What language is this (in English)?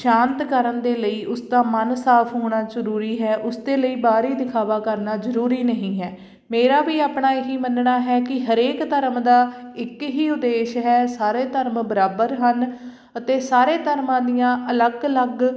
Punjabi